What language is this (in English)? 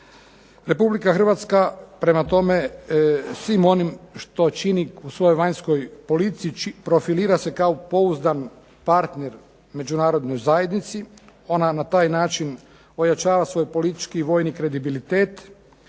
Croatian